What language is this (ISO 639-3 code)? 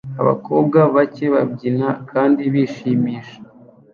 kin